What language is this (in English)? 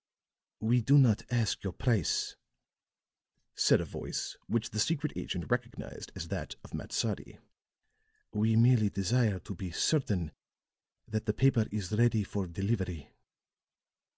English